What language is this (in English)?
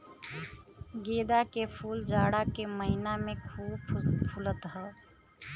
Bhojpuri